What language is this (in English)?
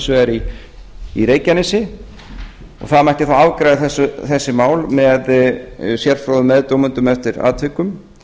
Icelandic